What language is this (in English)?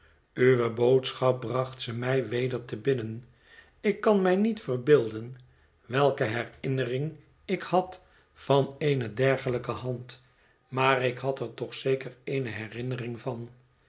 Dutch